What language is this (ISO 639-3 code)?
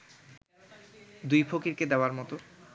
ben